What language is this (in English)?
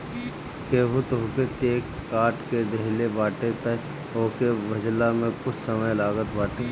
Bhojpuri